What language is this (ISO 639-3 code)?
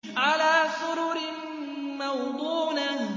ara